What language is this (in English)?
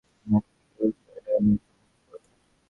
Bangla